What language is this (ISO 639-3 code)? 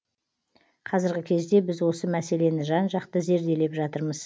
kaz